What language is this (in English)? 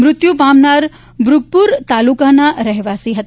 Gujarati